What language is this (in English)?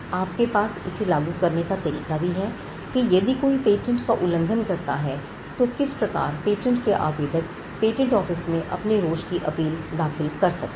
Hindi